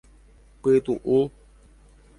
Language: Guarani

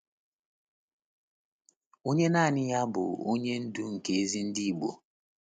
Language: Igbo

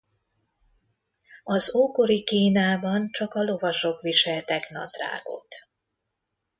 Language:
Hungarian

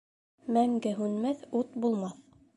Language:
Bashkir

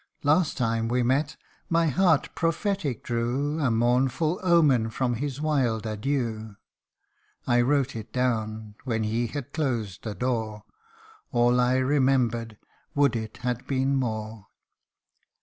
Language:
English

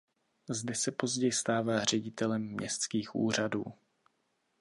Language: Czech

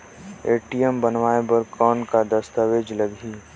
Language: Chhattisgarhi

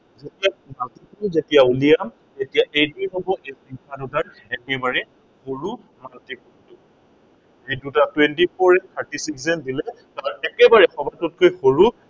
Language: Assamese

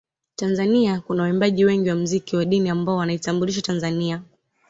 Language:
Swahili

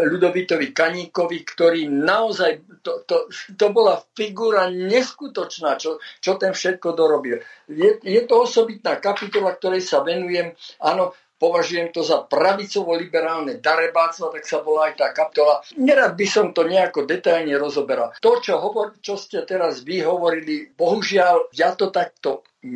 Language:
Slovak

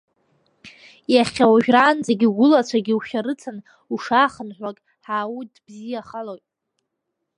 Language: Abkhazian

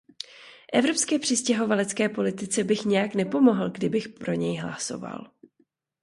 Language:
Czech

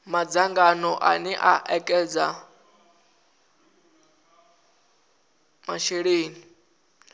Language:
Venda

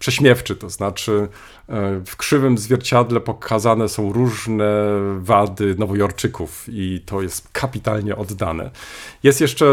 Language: Polish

